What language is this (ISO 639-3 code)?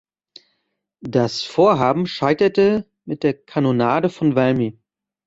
deu